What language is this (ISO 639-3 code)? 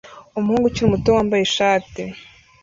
kin